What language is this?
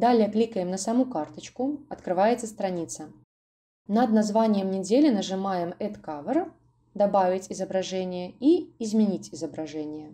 Russian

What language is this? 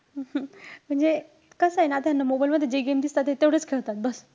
Marathi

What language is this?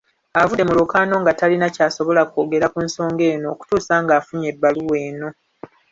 Ganda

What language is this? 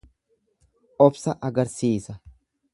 Oromo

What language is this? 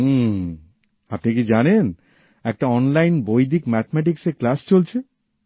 Bangla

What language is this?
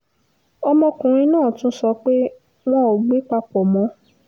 Yoruba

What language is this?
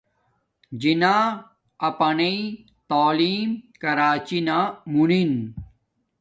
Domaaki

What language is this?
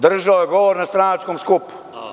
Serbian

